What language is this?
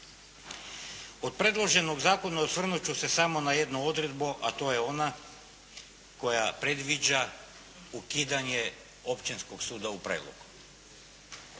Croatian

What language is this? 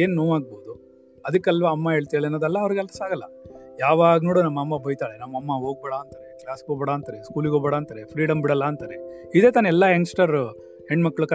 Kannada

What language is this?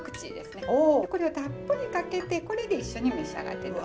Japanese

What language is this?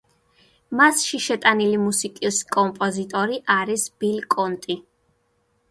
Georgian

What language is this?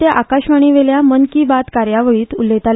Konkani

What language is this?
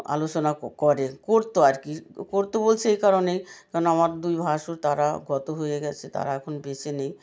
Bangla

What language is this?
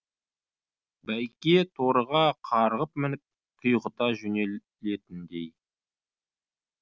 Kazakh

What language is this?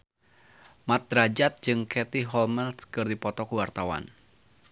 Sundanese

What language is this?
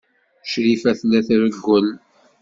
Kabyle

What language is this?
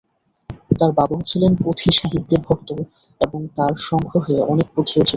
Bangla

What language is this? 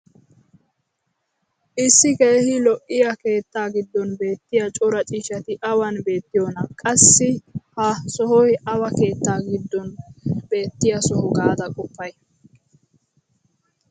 Wolaytta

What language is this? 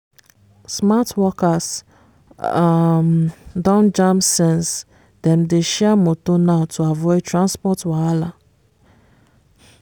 Nigerian Pidgin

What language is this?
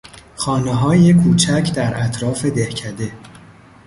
Persian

